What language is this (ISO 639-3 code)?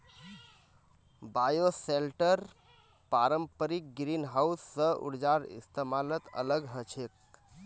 mag